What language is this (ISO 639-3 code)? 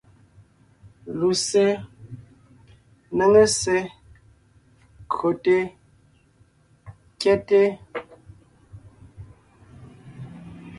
nnh